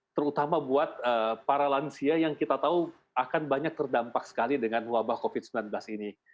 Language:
Indonesian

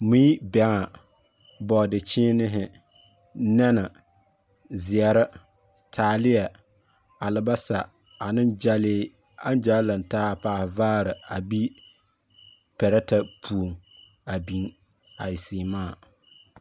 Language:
Southern Dagaare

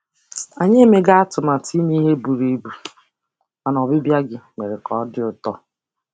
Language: Igbo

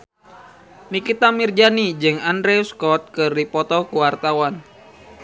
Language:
Sundanese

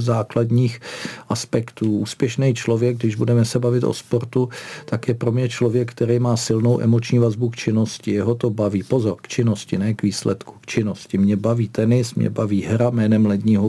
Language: Czech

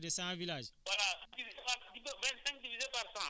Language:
Wolof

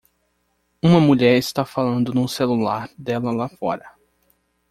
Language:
Portuguese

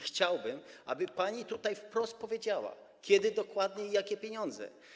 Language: Polish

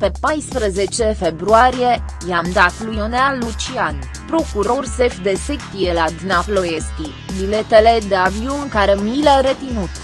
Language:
Romanian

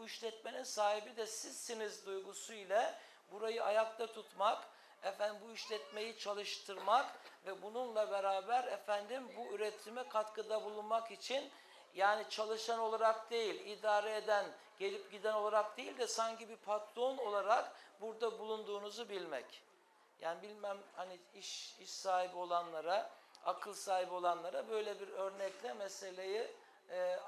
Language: Turkish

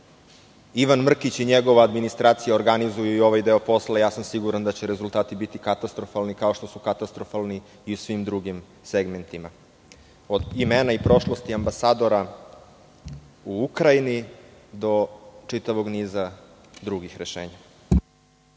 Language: Serbian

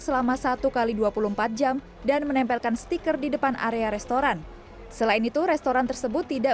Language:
Indonesian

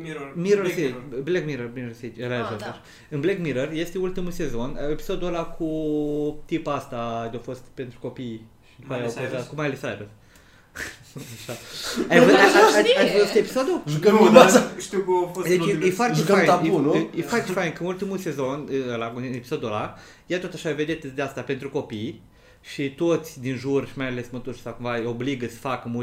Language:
Romanian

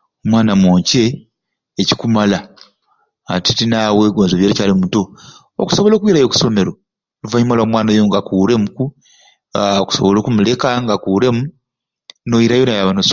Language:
Ruuli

